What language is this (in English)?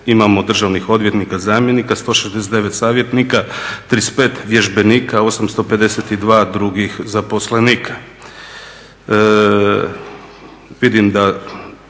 Croatian